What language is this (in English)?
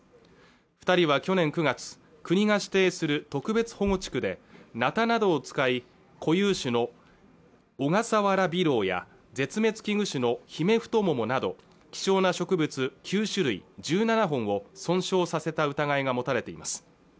Japanese